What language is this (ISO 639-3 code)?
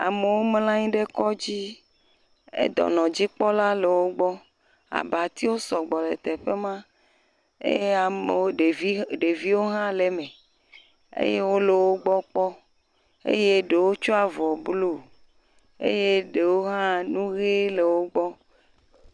ewe